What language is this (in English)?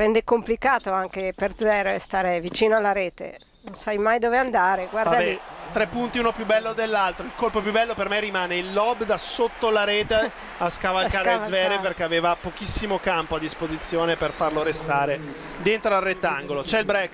Italian